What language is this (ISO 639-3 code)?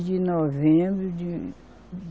por